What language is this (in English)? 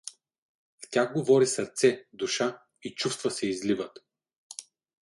Bulgarian